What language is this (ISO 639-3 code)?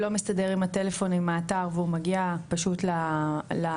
heb